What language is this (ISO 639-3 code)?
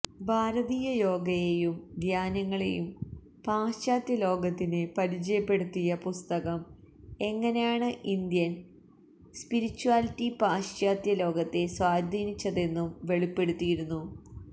mal